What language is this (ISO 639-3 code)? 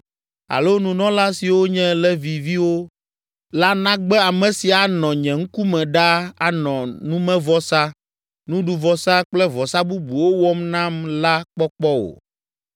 ewe